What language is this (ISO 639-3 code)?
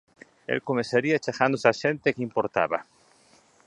glg